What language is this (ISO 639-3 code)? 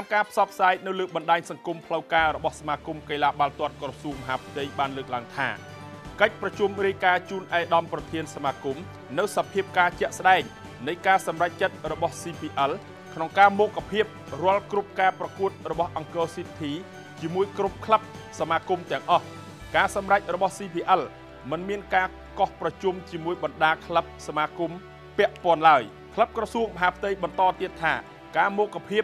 tha